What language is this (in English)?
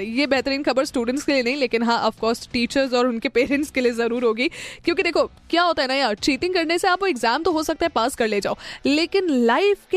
Hindi